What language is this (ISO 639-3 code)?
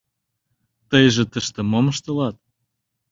chm